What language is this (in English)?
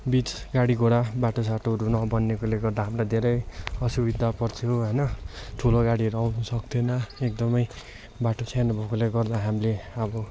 Nepali